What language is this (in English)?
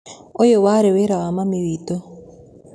Kikuyu